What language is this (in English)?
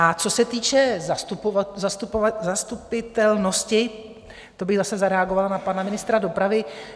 Czech